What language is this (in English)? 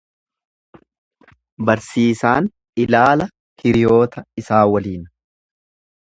Oromo